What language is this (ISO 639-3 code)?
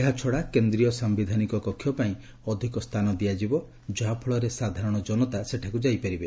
ori